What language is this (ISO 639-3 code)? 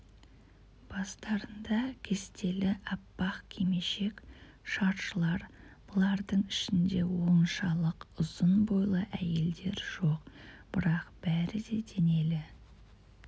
kaz